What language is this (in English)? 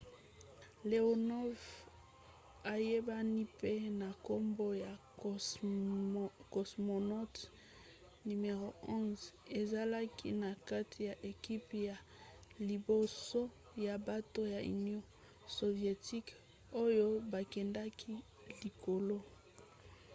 Lingala